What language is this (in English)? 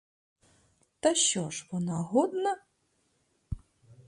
Ukrainian